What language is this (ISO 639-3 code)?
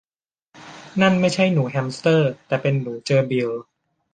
tha